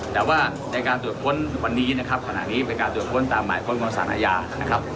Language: Thai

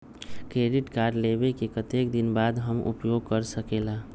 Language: Magahi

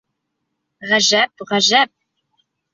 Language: Bashkir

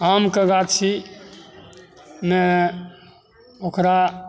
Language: Maithili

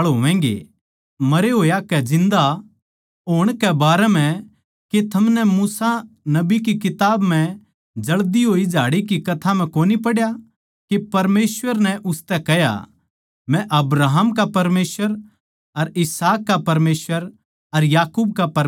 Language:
Haryanvi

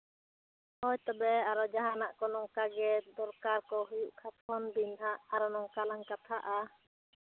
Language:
Santali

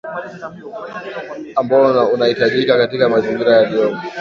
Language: Swahili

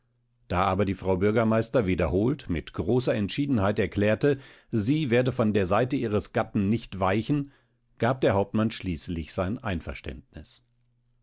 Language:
German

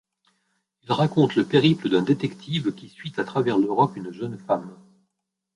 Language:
French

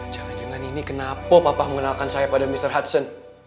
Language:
Indonesian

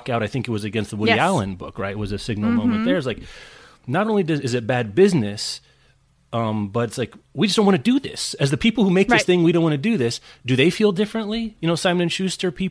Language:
English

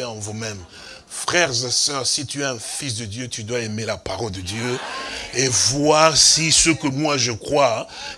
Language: French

